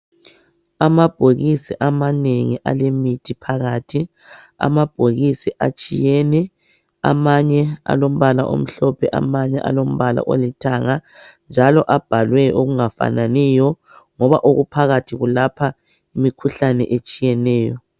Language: North Ndebele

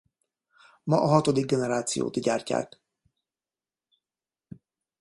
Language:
Hungarian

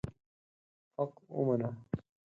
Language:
Pashto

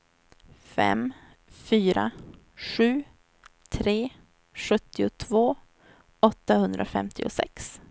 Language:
Swedish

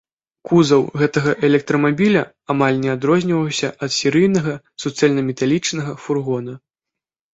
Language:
Belarusian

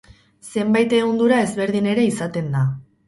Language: Basque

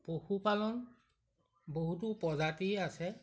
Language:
Assamese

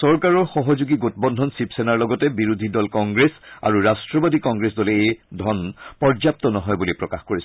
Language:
Assamese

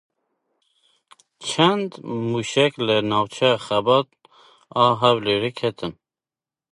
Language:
Kurdish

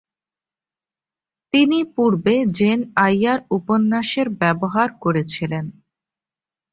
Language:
Bangla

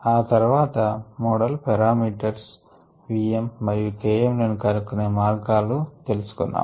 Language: Telugu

